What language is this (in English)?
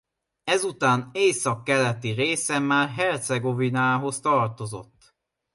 Hungarian